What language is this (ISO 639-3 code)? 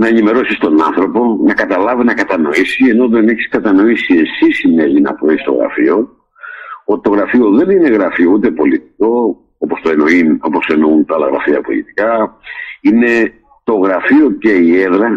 ell